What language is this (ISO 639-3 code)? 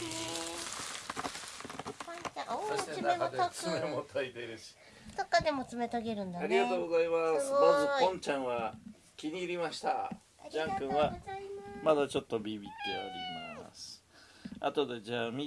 jpn